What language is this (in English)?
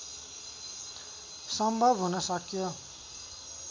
Nepali